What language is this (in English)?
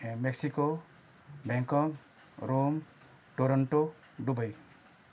Sindhi